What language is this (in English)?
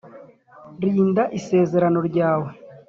Kinyarwanda